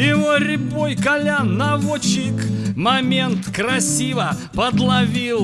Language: Russian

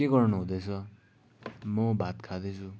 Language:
Nepali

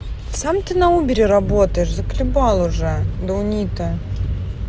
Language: Russian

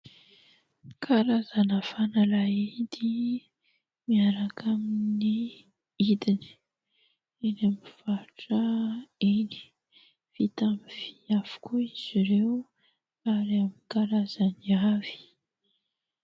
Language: Malagasy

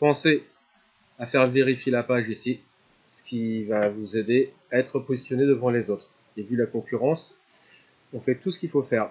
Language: French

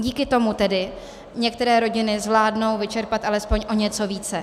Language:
Czech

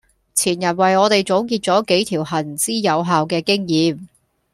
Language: Cantonese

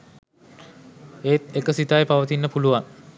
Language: Sinhala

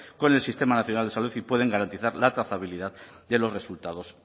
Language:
Spanish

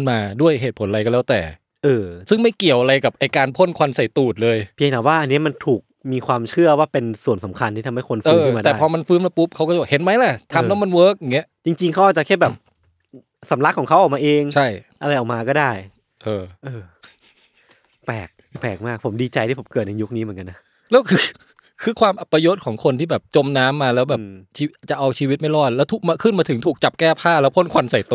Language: Thai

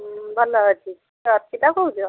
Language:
Odia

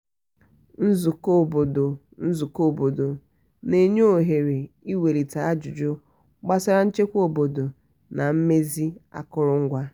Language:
Igbo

